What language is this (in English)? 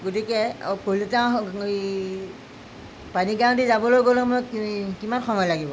Assamese